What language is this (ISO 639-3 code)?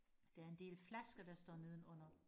dan